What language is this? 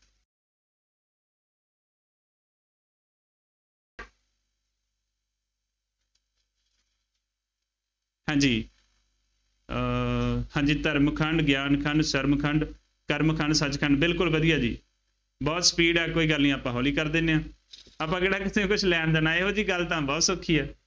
Punjabi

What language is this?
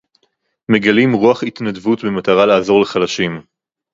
Hebrew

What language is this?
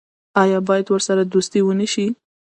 Pashto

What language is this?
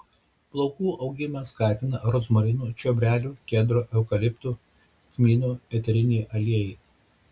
Lithuanian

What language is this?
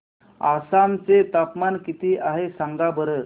Marathi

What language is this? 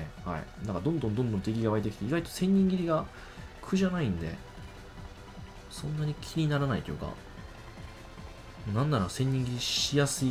Japanese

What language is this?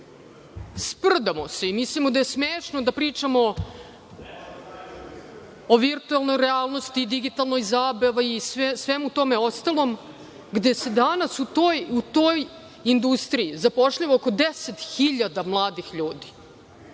Serbian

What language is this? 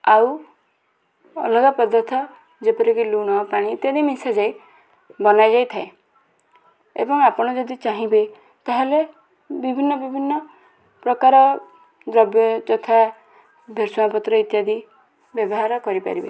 Odia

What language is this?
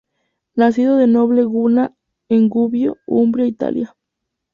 Spanish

